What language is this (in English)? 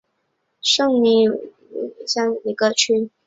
Chinese